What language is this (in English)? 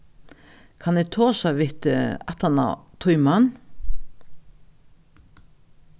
Faroese